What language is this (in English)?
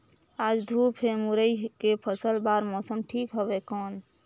Chhattisgarhi